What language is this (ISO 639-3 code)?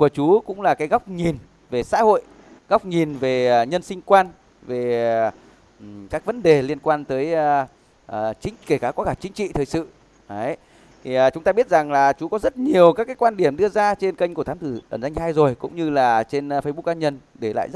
vie